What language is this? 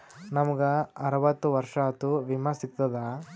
Kannada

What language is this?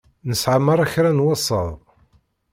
Kabyle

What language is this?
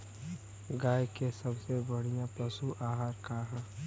Bhojpuri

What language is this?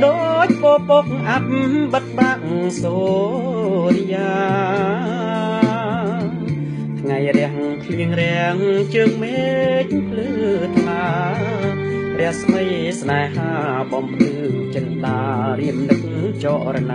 Thai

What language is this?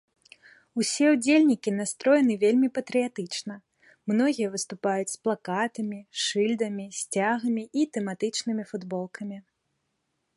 Belarusian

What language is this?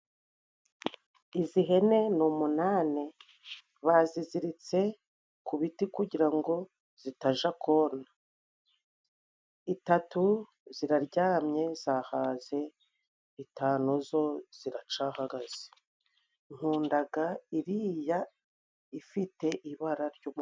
Kinyarwanda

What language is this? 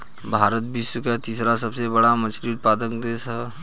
Bhojpuri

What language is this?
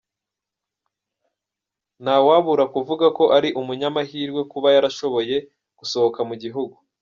Kinyarwanda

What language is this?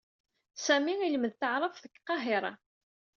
Kabyle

